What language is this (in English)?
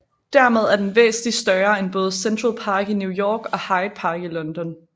Danish